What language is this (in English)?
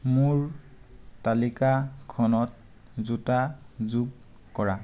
Assamese